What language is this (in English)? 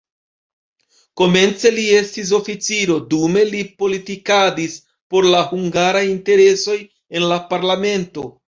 Esperanto